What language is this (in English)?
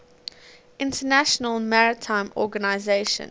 English